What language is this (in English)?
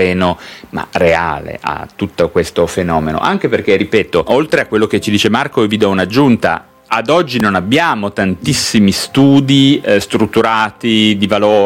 Italian